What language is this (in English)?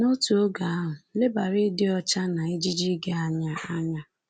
Igbo